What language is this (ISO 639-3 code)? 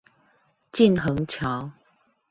zho